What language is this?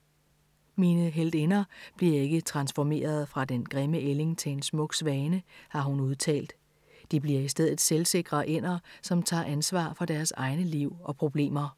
Danish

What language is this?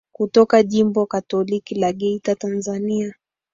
Swahili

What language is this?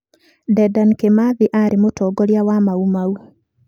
Kikuyu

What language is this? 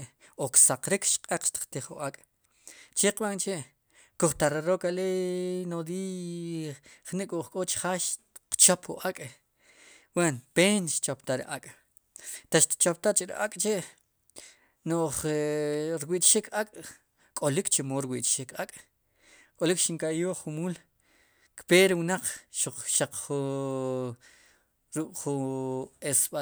Sipacapense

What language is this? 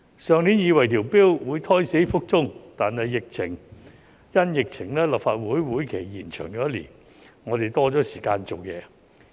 Cantonese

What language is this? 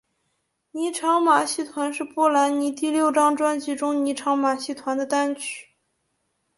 Chinese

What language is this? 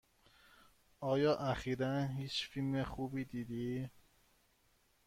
Persian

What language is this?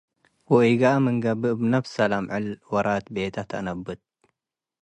Tigre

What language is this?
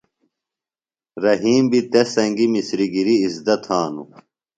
Phalura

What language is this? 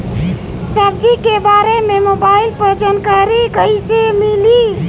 Bhojpuri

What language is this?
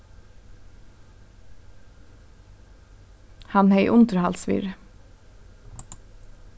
Faroese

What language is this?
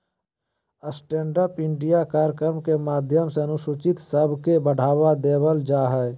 Magahi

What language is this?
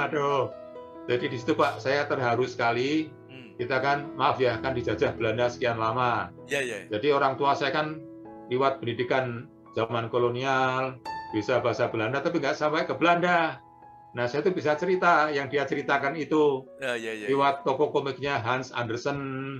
Indonesian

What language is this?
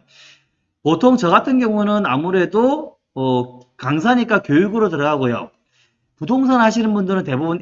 Korean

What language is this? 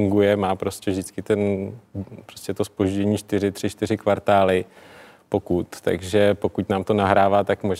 Czech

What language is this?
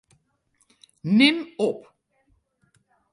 Western Frisian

